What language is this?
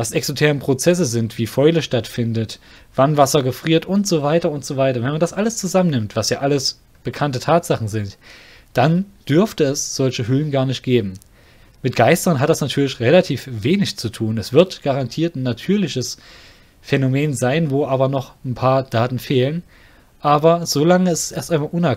German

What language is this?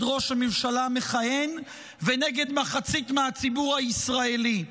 Hebrew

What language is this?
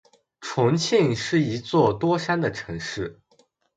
Chinese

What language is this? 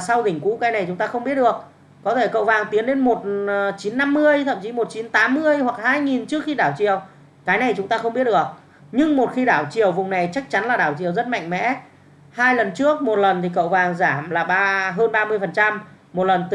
Vietnamese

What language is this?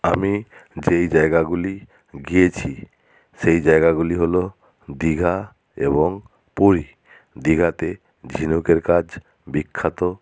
Bangla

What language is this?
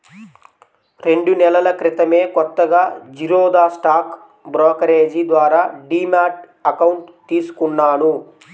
Telugu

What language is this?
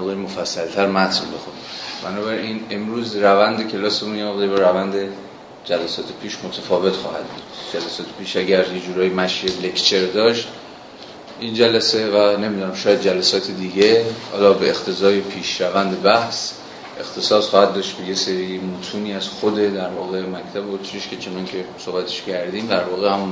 Persian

